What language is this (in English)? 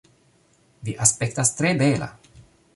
Esperanto